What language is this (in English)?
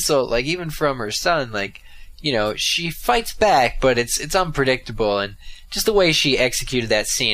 English